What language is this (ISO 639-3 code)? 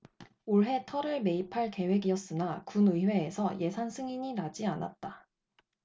kor